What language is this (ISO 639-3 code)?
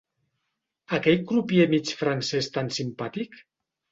cat